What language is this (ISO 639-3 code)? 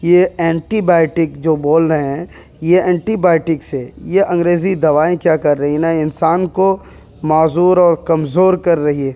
urd